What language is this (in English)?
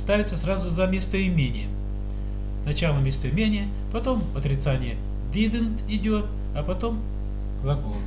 Russian